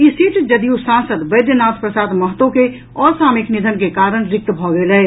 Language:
Maithili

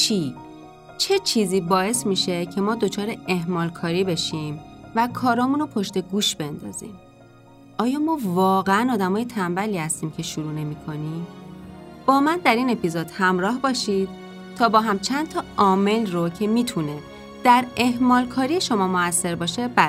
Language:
Persian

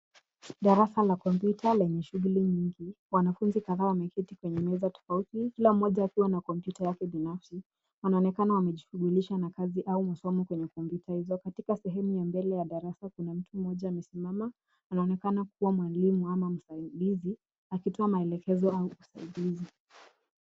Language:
Swahili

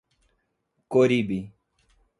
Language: Portuguese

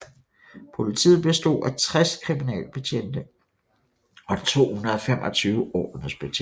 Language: Danish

